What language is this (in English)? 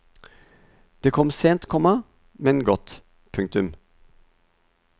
Norwegian